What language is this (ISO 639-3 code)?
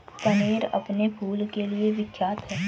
hin